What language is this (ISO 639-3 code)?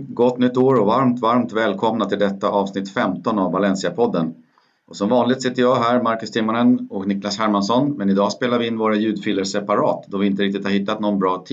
swe